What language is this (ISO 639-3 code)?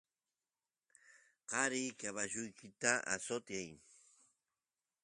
qus